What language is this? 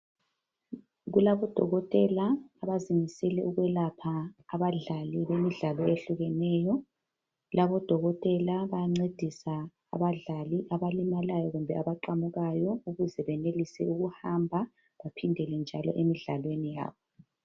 North Ndebele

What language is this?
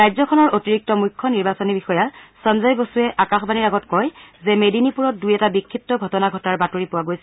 Assamese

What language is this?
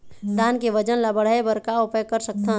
Chhattisgarhi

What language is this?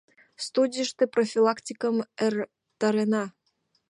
Mari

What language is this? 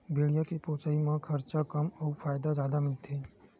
Chhattisgarhi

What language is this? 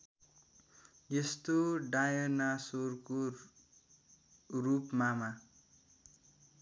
Nepali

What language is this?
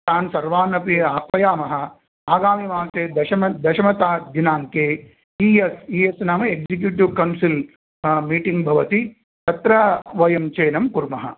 Sanskrit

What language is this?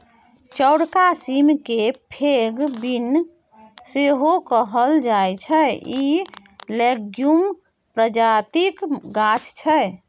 Maithili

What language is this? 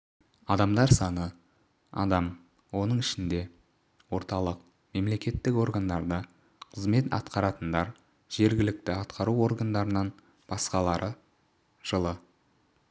Kazakh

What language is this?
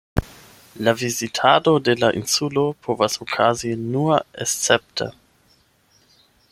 Esperanto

